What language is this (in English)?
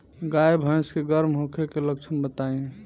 Bhojpuri